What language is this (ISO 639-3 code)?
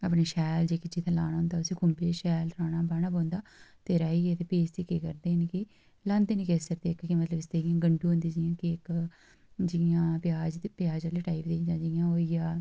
doi